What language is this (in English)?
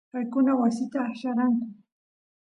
Santiago del Estero Quichua